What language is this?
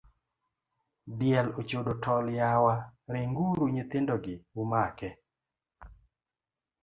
Luo (Kenya and Tanzania)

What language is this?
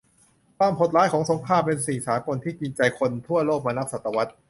Thai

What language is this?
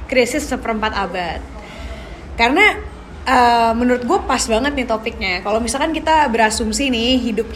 Indonesian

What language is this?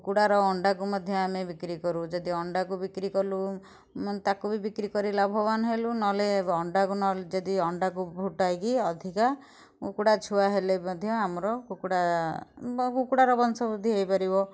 Odia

